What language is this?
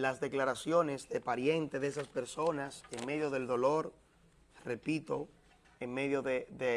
Spanish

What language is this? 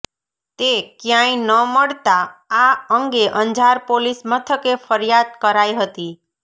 Gujarati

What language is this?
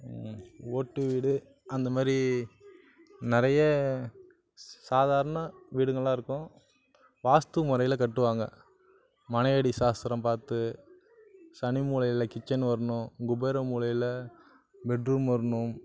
Tamil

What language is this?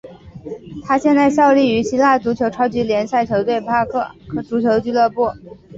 Chinese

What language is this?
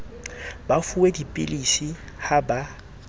Southern Sotho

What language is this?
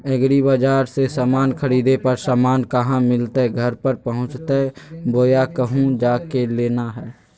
Magahi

